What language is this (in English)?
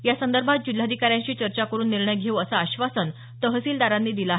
Marathi